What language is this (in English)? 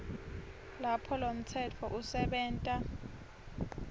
Swati